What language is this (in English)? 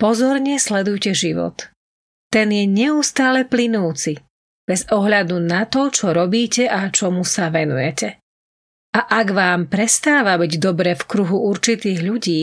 Slovak